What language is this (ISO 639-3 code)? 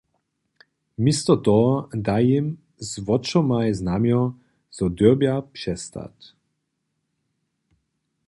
hsb